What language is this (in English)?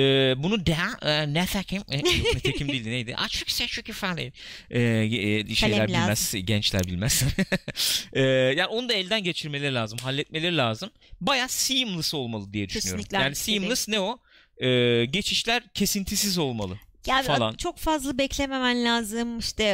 Turkish